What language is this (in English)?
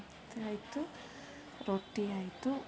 Kannada